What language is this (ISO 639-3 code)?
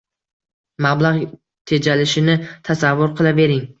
uzb